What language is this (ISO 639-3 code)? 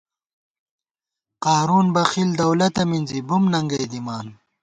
gwt